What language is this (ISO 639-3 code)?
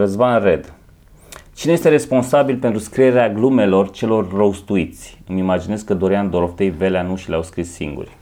ron